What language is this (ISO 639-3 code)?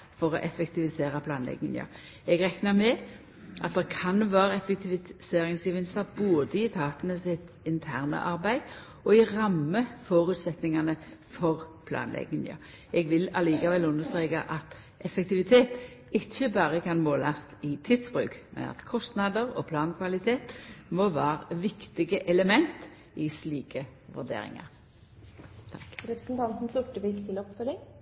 nor